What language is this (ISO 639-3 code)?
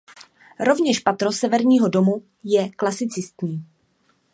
ces